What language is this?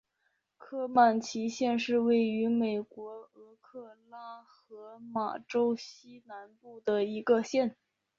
Chinese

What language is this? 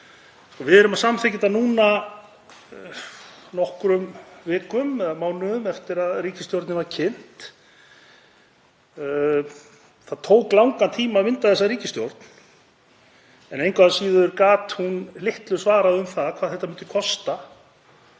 Icelandic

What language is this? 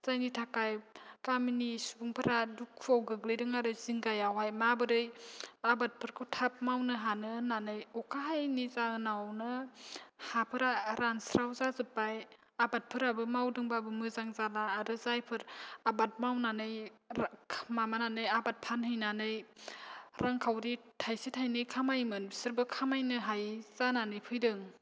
Bodo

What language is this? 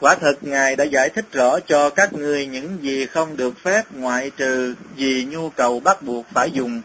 Vietnamese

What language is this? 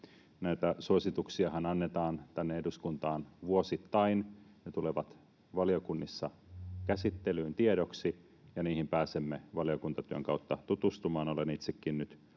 Finnish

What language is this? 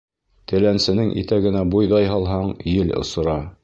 Bashkir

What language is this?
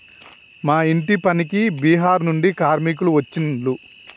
Telugu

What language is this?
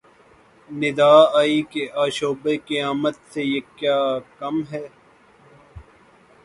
Urdu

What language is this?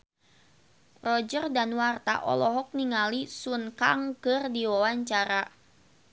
Sundanese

